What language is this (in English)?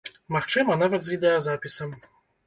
Belarusian